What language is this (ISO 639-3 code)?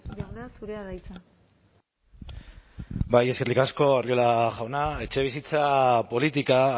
eus